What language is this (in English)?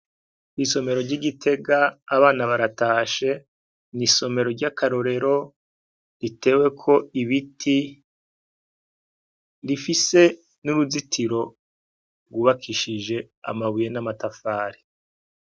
Rundi